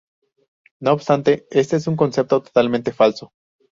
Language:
Spanish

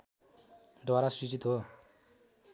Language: Nepali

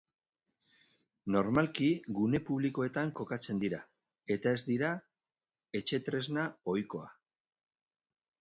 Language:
Basque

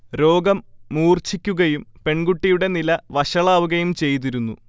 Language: Malayalam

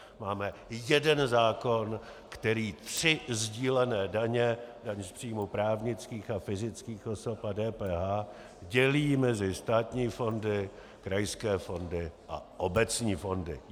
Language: Czech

